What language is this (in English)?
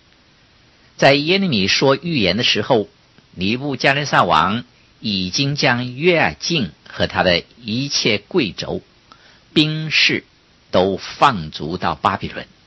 Chinese